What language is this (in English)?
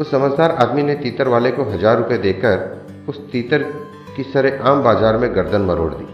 Hindi